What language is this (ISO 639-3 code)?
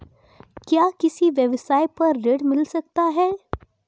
hin